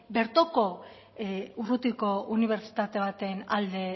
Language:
Basque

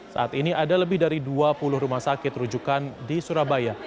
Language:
Indonesian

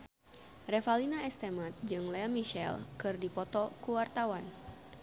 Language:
Sundanese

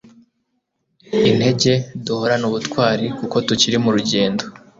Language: Kinyarwanda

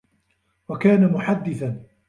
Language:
Arabic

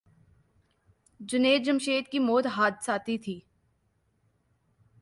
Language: Urdu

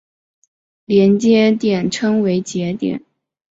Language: Chinese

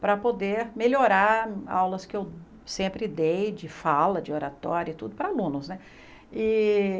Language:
Portuguese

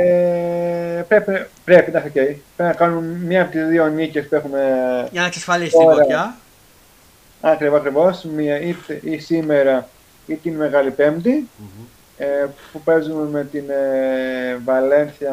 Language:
Greek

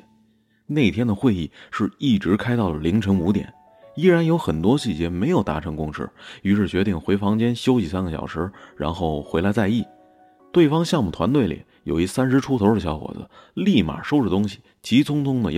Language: Chinese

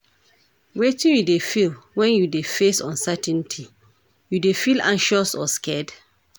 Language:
Nigerian Pidgin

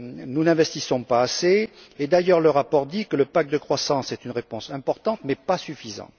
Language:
French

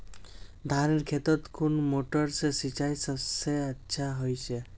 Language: Magahi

